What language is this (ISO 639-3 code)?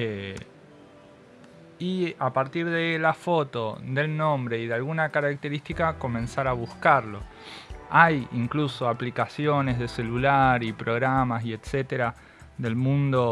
spa